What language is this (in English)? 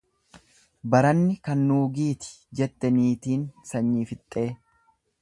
Oromo